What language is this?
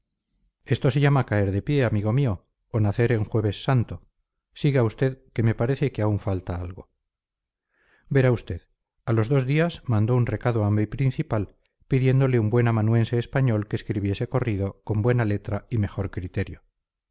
Spanish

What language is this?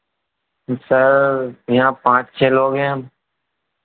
Hindi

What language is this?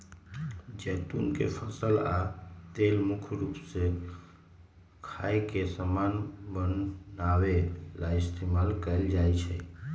Magahi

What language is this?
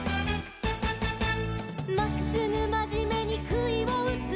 Japanese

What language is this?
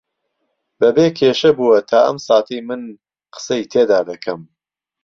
Central Kurdish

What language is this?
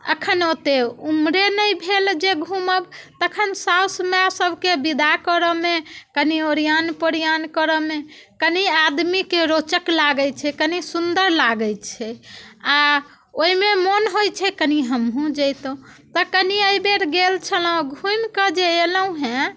Maithili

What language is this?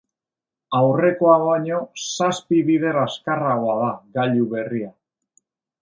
Basque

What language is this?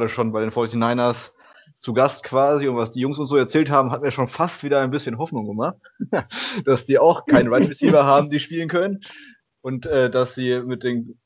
German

